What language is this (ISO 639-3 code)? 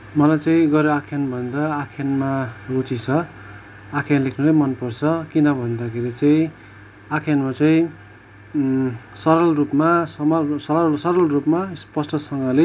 nep